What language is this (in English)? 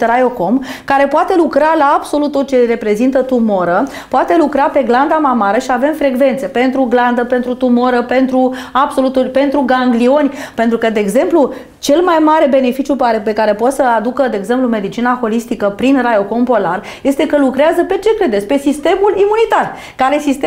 Romanian